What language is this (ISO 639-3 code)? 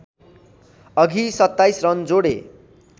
nep